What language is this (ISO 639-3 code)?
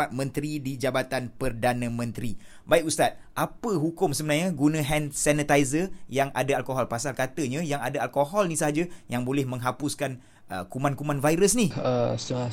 msa